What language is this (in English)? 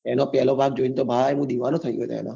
Gujarati